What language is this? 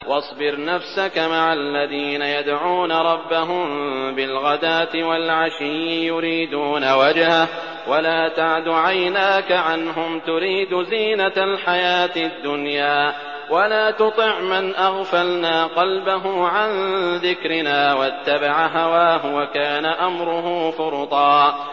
Arabic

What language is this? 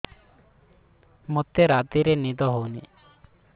Odia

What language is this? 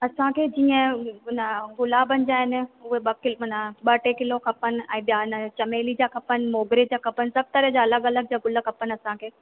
Sindhi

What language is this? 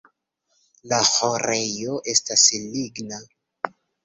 Esperanto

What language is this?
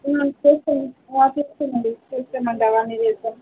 Telugu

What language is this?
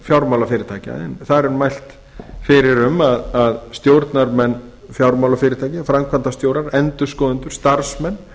Icelandic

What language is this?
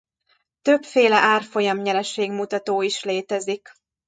Hungarian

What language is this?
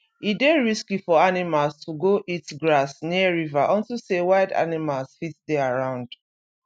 Nigerian Pidgin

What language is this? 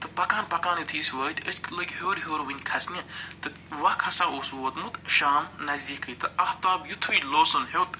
Kashmiri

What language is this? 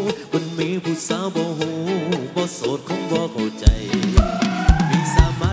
Thai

